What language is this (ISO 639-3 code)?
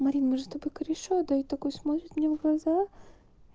rus